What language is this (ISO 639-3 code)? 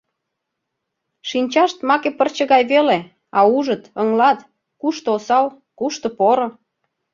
chm